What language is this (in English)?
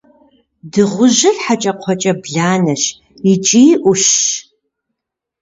Kabardian